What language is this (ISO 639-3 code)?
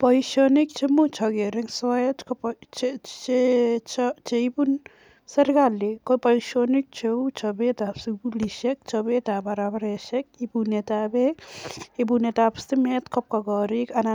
kln